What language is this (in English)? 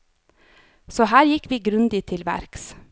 Norwegian